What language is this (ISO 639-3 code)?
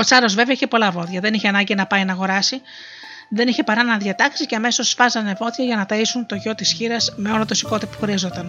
ell